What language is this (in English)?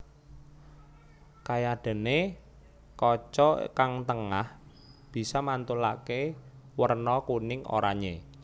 Javanese